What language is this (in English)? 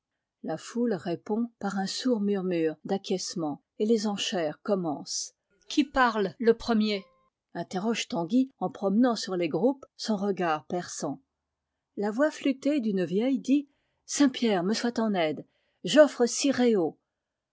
French